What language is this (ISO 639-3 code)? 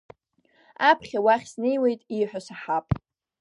abk